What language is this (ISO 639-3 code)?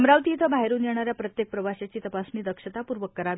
mar